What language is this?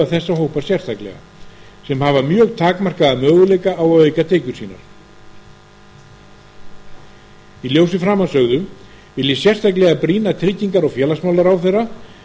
Icelandic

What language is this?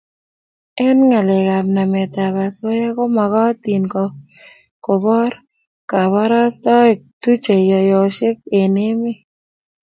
Kalenjin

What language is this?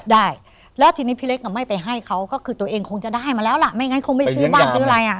Thai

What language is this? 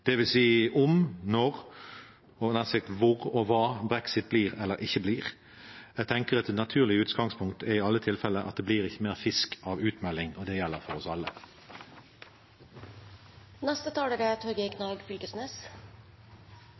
Norwegian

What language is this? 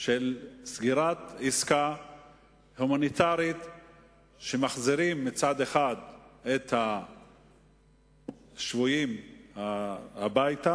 Hebrew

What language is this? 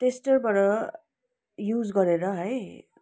Nepali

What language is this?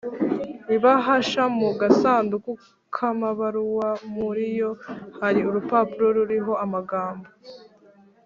Kinyarwanda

